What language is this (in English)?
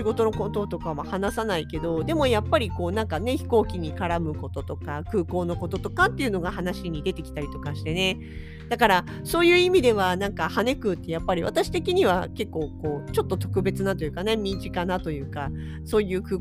Japanese